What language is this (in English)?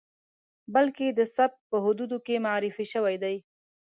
Pashto